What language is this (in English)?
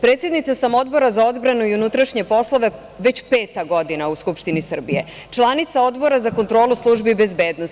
Serbian